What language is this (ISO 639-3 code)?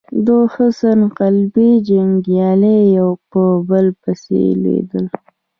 pus